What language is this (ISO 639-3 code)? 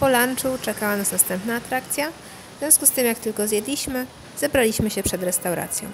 pol